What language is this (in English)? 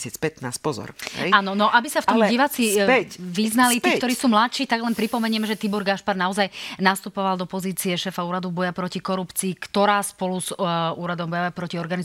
Slovak